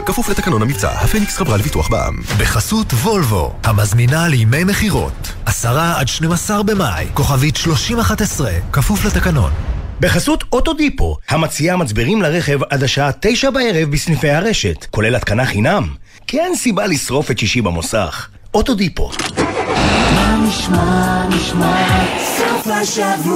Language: Hebrew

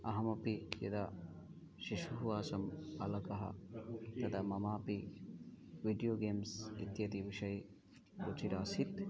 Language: Sanskrit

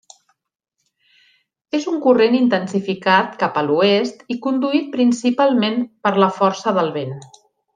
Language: Catalan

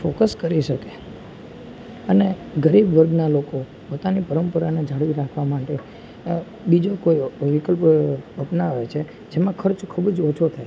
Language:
Gujarati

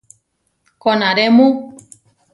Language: Huarijio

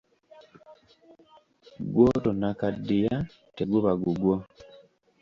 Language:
Ganda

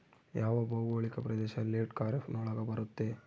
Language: Kannada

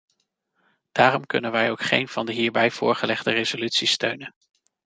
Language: Dutch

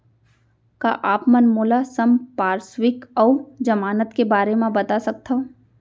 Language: Chhattisgarhi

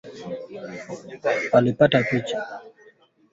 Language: Swahili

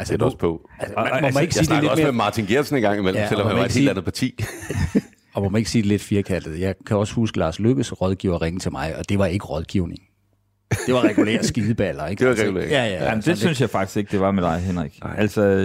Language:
Danish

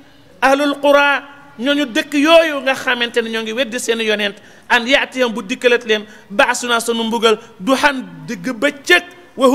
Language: Arabic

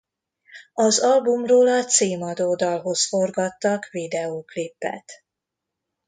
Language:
Hungarian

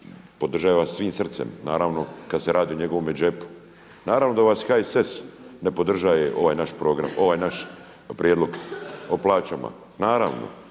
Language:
Croatian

